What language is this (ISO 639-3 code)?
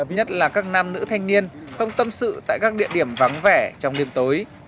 vie